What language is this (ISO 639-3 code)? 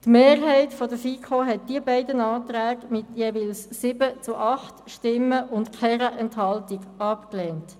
gsw